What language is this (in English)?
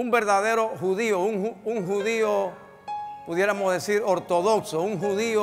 Spanish